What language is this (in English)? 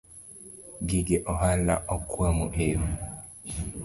Luo (Kenya and Tanzania)